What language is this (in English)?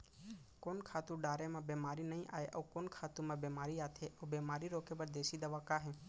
Chhattisgarhi